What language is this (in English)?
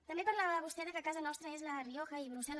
Catalan